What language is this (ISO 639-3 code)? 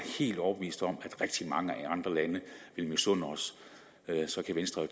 dan